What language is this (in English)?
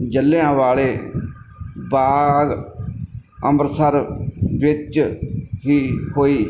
Punjabi